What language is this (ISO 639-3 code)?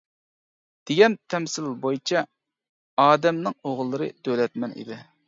uig